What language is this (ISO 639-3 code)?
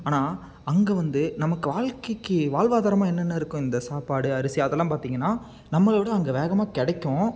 tam